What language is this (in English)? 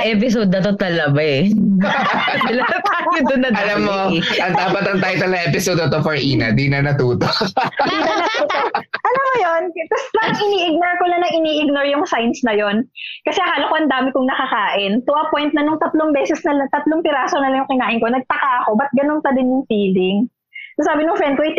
Filipino